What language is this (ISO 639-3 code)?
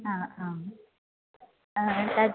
san